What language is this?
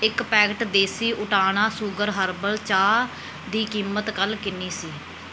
Punjabi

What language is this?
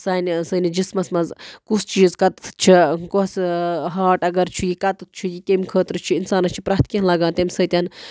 Kashmiri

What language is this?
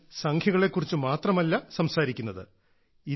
Malayalam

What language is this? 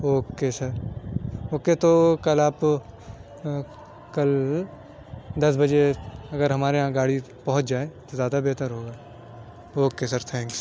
Urdu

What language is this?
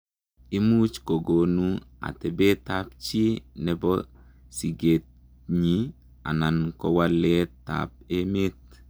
Kalenjin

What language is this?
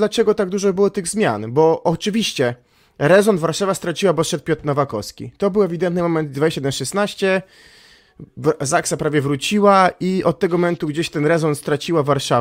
Polish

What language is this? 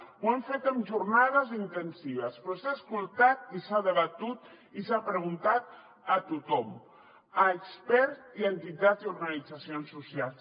Catalan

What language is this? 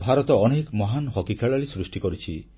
Odia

